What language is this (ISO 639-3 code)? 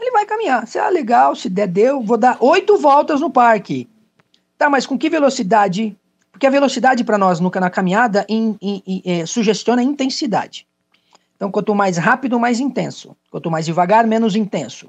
por